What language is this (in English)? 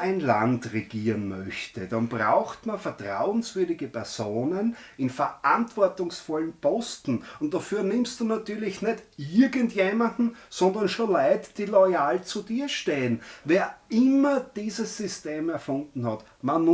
German